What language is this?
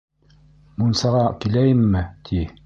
Bashkir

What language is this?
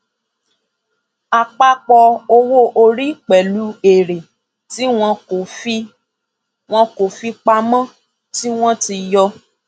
Yoruba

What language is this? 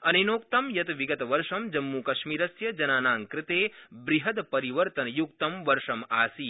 Sanskrit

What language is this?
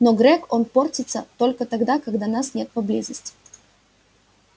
Russian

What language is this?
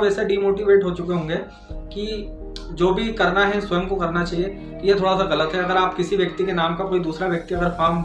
Hindi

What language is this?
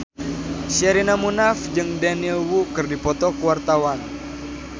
Sundanese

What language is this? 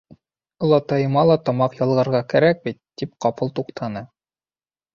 Bashkir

